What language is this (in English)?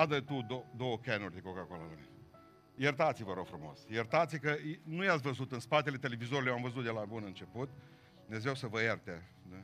Romanian